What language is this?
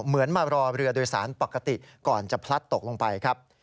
Thai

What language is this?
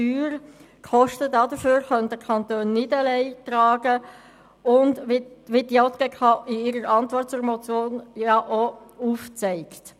Swiss German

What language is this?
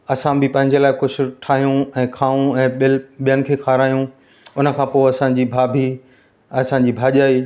Sindhi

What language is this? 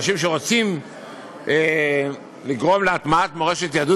Hebrew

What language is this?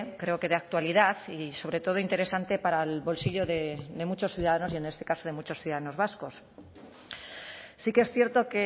Spanish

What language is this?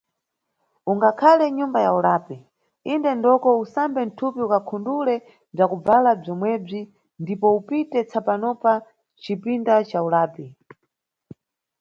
Nyungwe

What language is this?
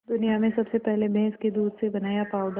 Hindi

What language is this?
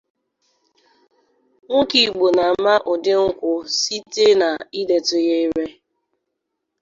Igbo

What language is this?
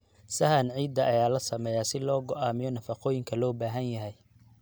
Somali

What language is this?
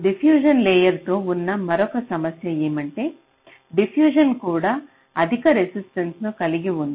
Telugu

